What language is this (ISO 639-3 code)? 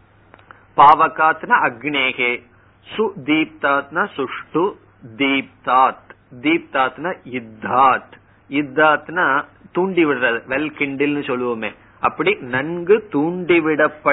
tam